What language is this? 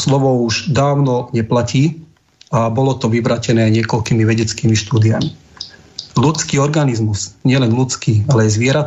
Slovak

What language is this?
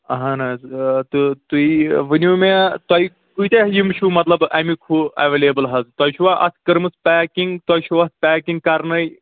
Kashmiri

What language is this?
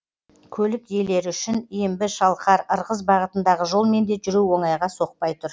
Kazakh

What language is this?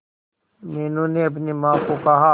Hindi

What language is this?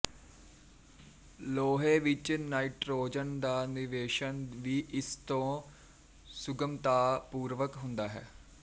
Punjabi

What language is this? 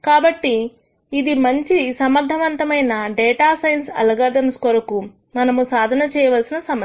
Telugu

